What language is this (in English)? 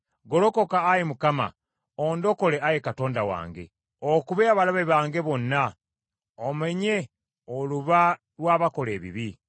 Ganda